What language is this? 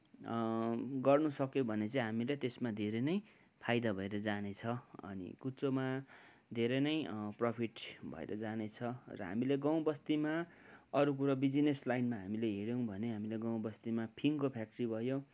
Nepali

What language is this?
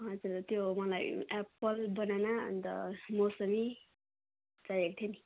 Nepali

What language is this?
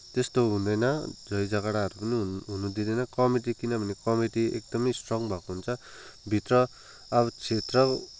Nepali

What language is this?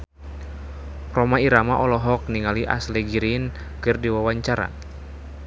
Sundanese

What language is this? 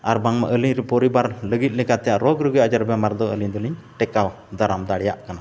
Santali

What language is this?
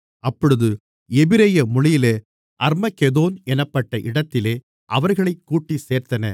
Tamil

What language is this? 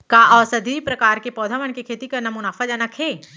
Chhattisgarhi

